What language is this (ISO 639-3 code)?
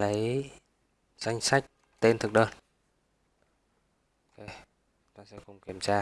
vie